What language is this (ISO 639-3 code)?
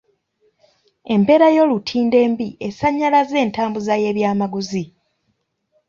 lug